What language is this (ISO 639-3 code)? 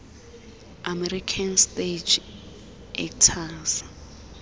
xho